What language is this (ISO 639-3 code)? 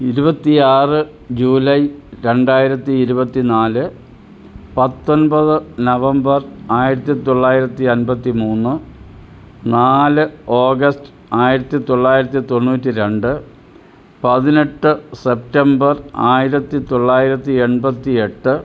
mal